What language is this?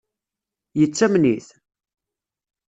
Kabyle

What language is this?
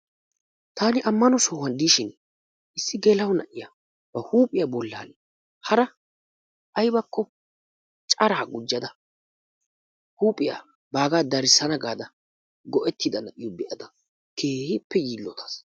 Wolaytta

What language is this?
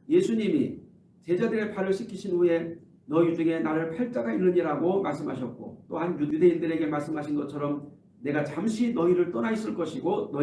Korean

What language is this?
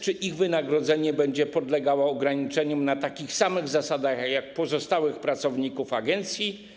Polish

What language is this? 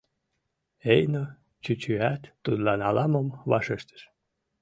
Mari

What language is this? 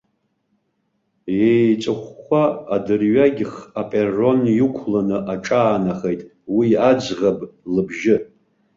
Abkhazian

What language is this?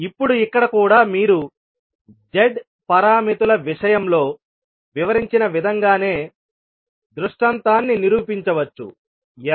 Telugu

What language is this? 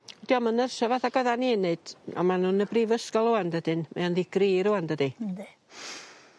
Welsh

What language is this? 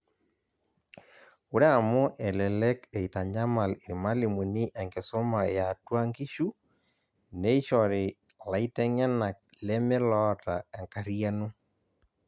Masai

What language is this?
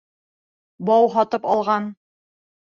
Bashkir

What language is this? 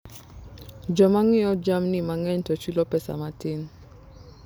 Luo (Kenya and Tanzania)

